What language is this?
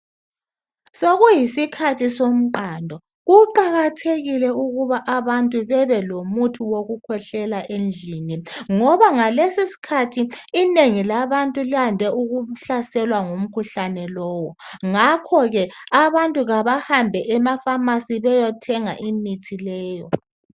North Ndebele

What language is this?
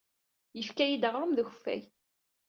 Kabyle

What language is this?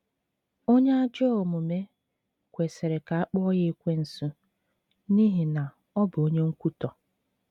Igbo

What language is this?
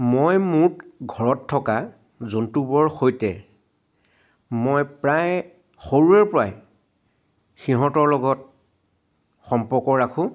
Assamese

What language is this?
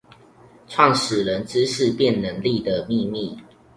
Chinese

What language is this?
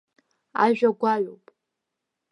Abkhazian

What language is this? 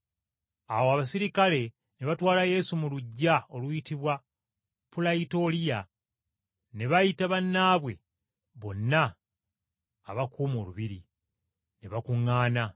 Ganda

